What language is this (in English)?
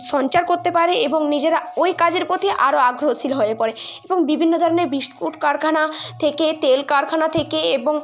Bangla